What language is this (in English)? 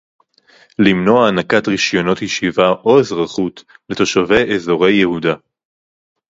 Hebrew